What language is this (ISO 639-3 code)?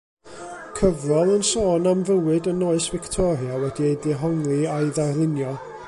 cym